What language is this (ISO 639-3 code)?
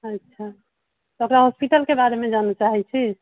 mai